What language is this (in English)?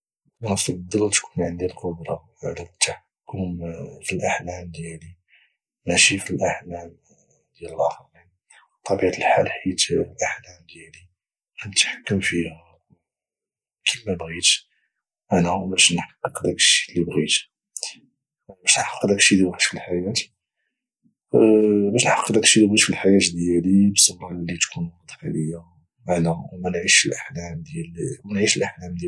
Moroccan Arabic